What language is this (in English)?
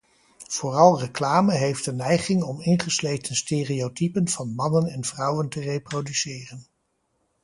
Dutch